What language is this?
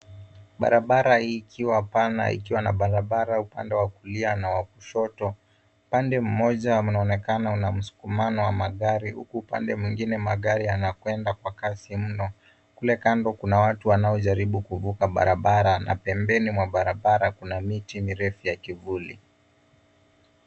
Swahili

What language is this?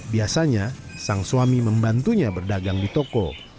Indonesian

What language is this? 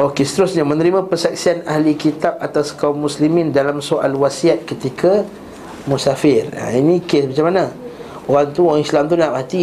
Malay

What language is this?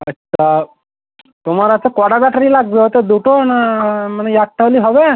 Bangla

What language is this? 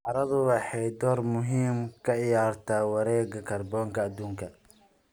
Somali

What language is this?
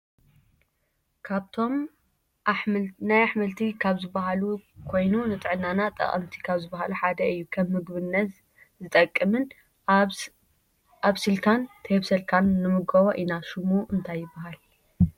Tigrinya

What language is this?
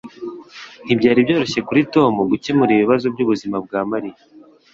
Kinyarwanda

